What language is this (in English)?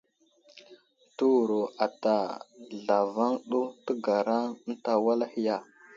Wuzlam